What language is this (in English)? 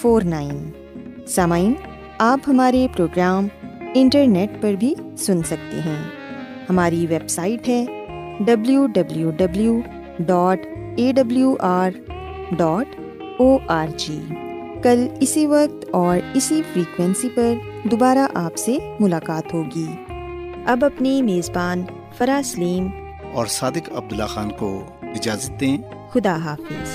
Urdu